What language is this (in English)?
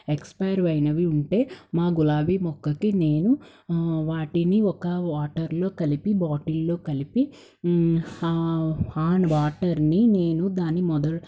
Telugu